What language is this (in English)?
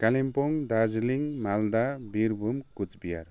Nepali